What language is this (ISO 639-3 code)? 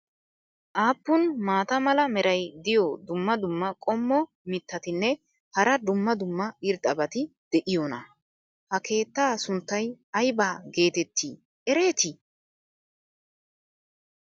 wal